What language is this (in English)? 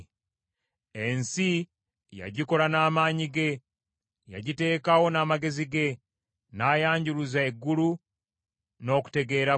Ganda